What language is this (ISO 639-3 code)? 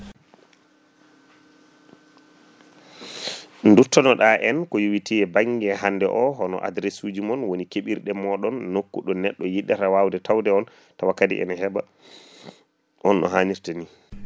ful